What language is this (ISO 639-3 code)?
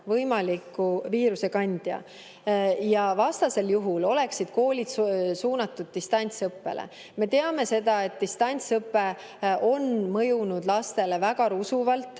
est